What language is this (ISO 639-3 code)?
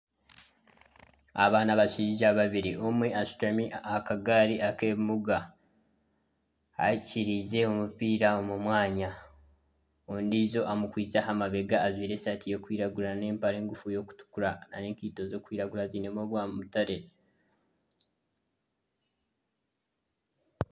nyn